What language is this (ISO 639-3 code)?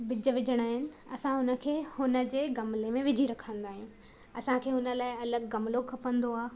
snd